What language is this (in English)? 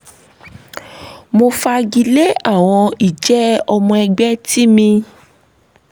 Yoruba